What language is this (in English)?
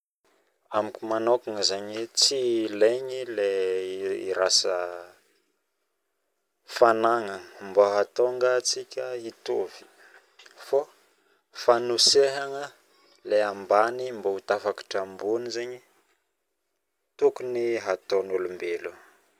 Northern Betsimisaraka Malagasy